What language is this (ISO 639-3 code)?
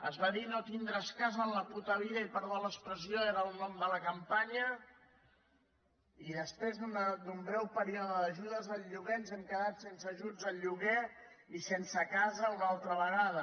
cat